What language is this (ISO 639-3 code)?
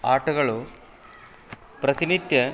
kan